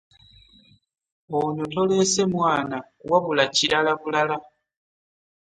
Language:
Ganda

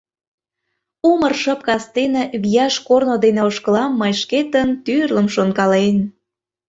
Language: Mari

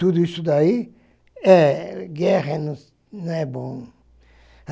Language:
Portuguese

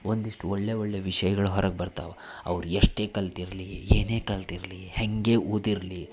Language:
Kannada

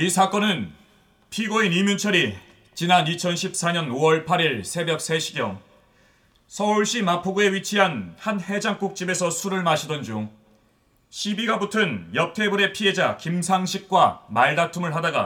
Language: Korean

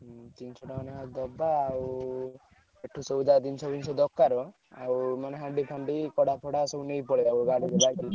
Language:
Odia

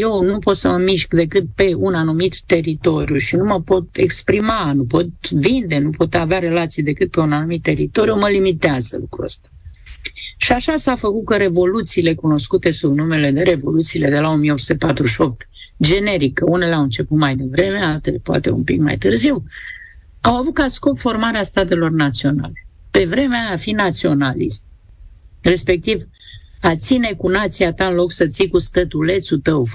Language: Romanian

